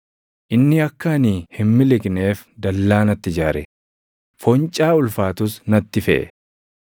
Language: Oromo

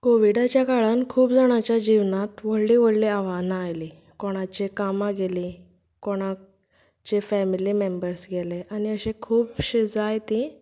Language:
Konkani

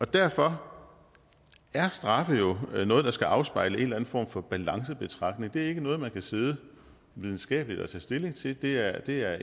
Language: Danish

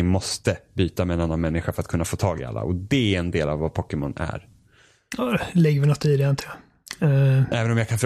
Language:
Swedish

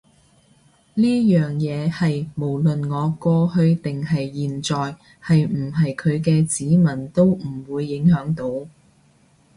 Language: Cantonese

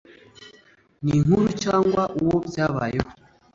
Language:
Kinyarwanda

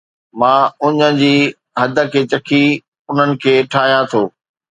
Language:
Sindhi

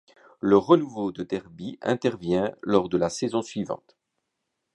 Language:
French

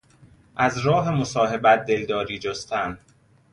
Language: Persian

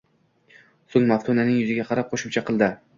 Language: Uzbek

